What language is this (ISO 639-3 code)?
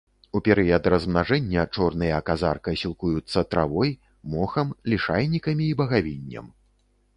bel